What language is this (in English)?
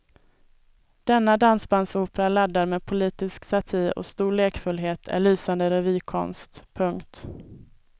Swedish